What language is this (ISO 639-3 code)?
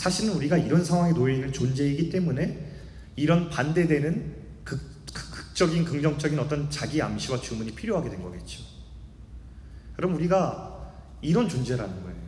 kor